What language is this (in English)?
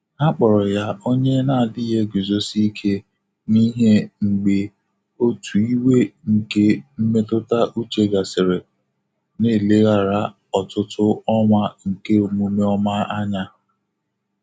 Igbo